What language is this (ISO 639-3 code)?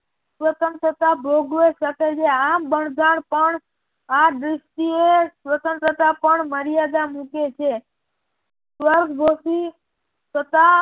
guj